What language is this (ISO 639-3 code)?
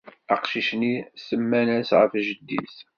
kab